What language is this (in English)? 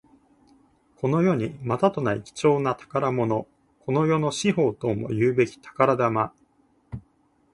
Japanese